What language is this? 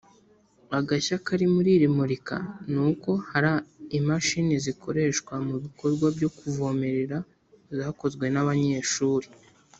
Kinyarwanda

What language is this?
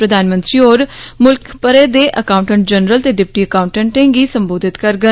Dogri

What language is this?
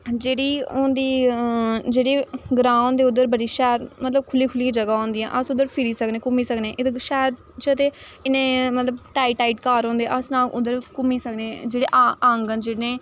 Dogri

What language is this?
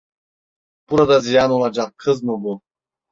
Turkish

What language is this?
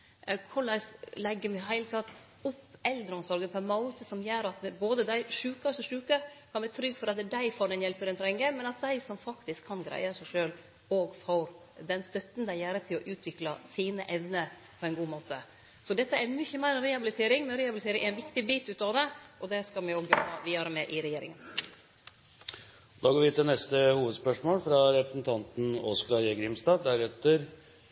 Norwegian Nynorsk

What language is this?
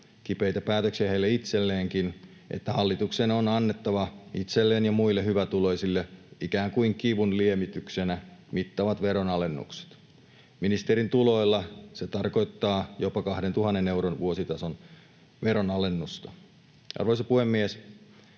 Finnish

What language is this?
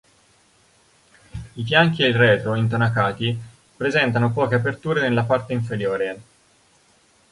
Italian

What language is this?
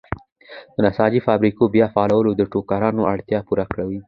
Pashto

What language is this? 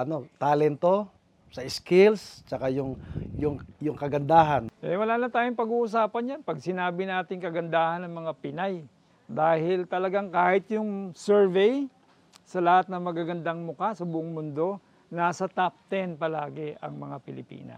Filipino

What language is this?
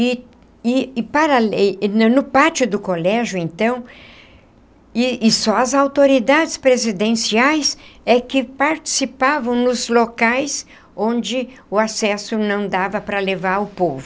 Portuguese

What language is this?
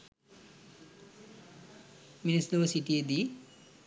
Sinhala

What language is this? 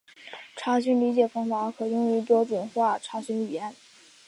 Chinese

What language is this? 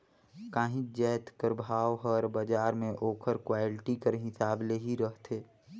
Chhattisgarhi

